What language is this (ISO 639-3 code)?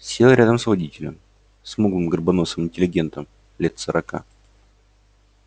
rus